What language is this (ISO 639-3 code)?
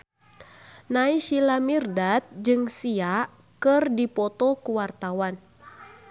sun